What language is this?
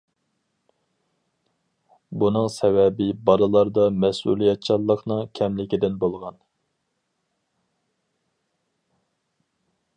Uyghur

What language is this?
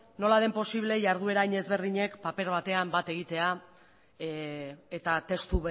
Basque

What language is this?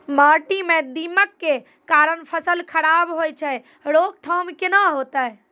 Maithili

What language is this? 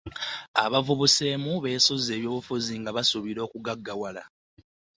Ganda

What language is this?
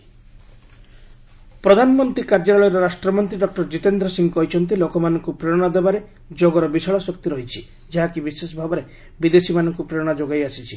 Odia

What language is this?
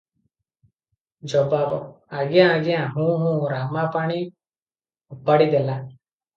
Odia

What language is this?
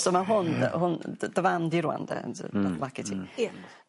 Welsh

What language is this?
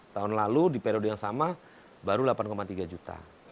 Indonesian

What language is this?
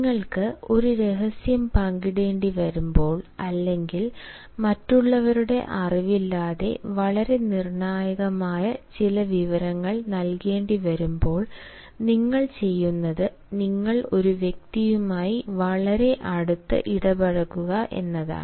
Malayalam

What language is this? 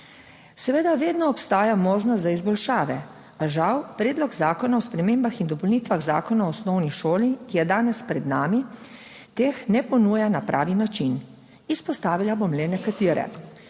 Slovenian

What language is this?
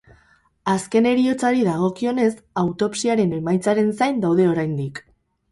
Basque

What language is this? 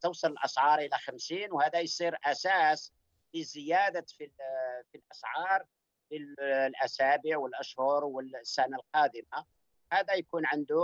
Arabic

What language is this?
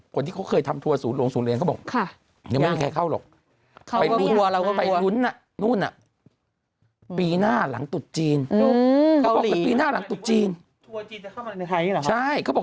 Thai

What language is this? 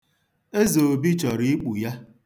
Igbo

